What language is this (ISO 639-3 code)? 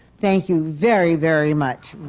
eng